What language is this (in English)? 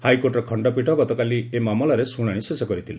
Odia